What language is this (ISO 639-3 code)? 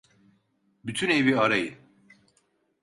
tur